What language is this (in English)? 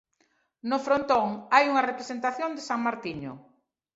Galician